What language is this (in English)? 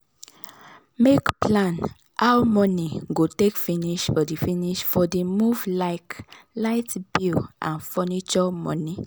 Nigerian Pidgin